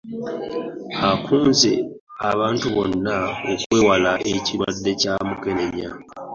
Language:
Ganda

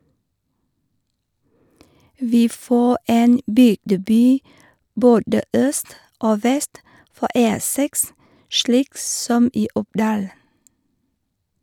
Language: Norwegian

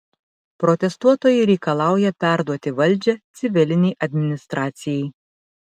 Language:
Lithuanian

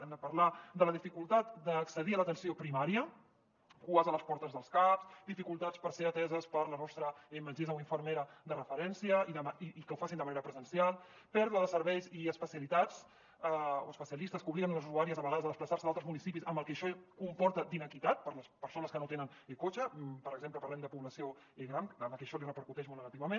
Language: Catalan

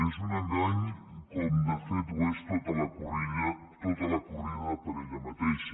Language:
Catalan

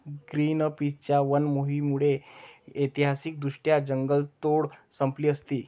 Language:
Marathi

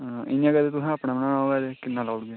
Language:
Dogri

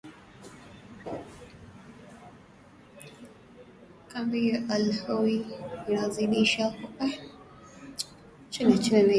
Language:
Swahili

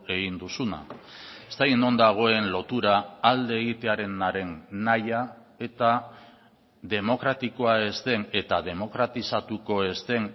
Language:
Basque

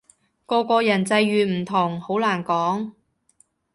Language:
Cantonese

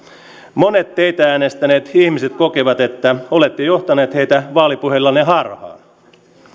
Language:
Finnish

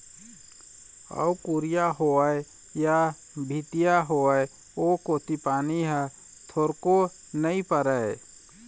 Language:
Chhattisgarhi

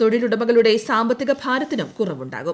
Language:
Malayalam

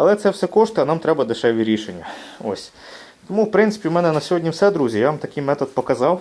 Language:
Ukrainian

